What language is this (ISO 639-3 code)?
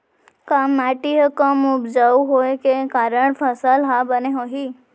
hne